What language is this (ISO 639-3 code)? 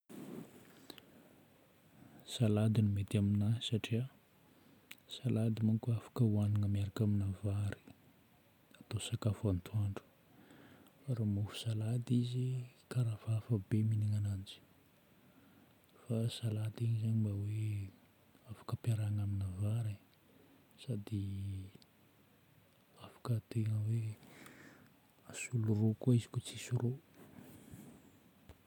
bmm